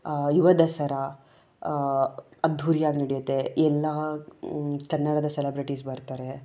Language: Kannada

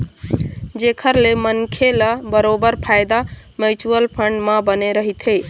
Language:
Chhattisgarhi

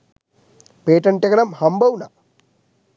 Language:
Sinhala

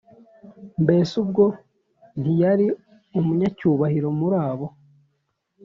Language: Kinyarwanda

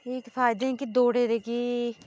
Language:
Dogri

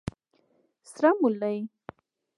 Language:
Pashto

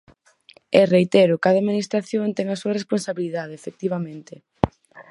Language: Galician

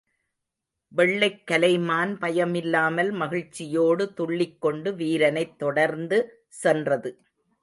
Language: Tamil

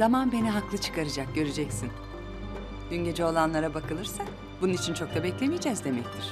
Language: Turkish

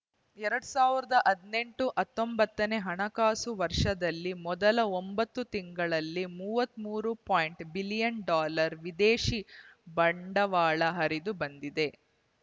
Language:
Kannada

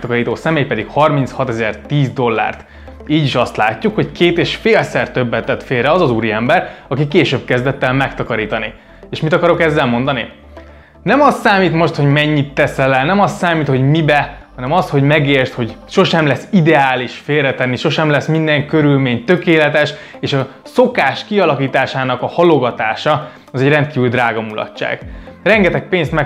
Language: Hungarian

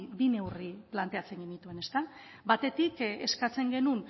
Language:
Basque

